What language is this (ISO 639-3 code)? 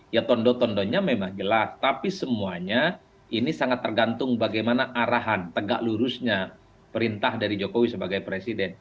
ind